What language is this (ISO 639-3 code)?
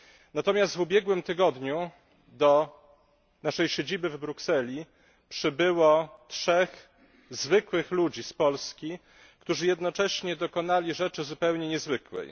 pol